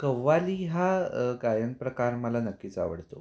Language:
Marathi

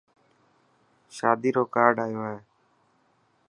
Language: Dhatki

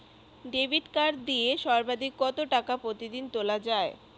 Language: Bangla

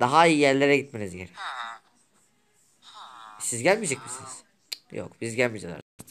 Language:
Turkish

